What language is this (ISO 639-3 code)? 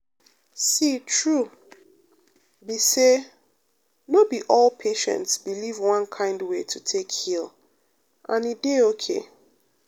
pcm